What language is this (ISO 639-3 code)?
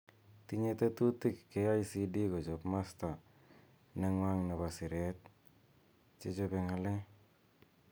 kln